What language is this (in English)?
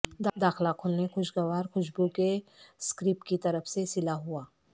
Urdu